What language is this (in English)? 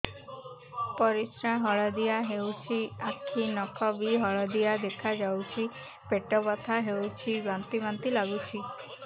Odia